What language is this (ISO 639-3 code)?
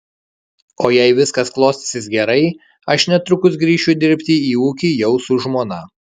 lit